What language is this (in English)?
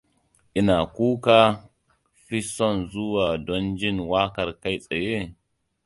Hausa